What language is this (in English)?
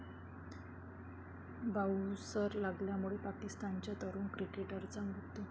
Marathi